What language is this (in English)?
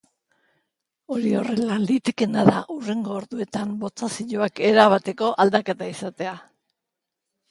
Basque